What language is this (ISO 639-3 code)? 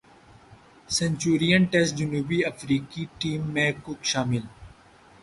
urd